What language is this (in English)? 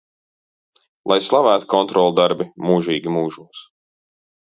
Latvian